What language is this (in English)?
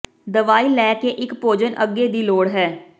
Punjabi